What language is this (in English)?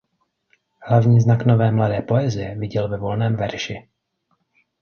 Czech